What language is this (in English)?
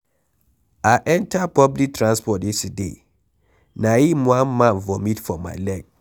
Nigerian Pidgin